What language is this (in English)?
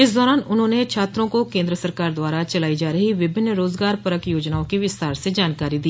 Hindi